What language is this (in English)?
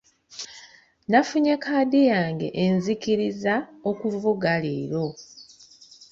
Ganda